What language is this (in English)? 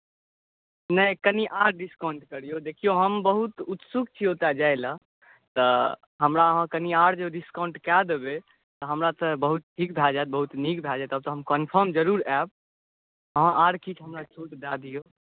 Maithili